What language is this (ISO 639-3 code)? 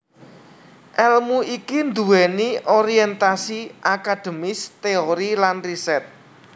jav